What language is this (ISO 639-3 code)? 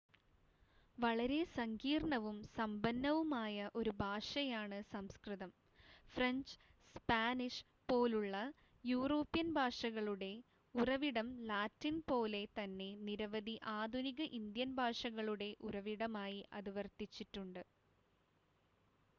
mal